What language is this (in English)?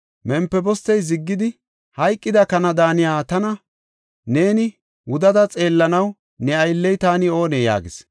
Gofa